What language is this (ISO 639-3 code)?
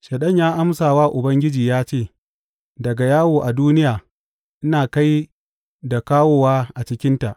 hau